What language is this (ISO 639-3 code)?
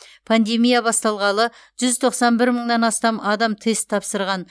kaz